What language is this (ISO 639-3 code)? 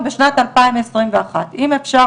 heb